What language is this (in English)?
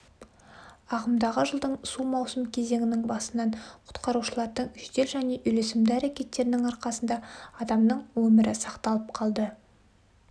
Kazakh